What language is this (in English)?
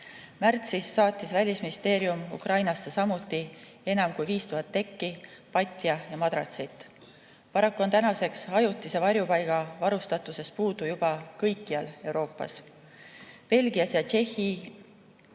Estonian